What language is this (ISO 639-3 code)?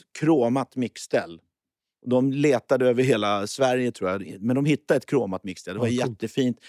swe